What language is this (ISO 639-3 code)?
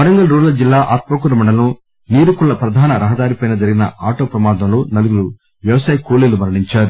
tel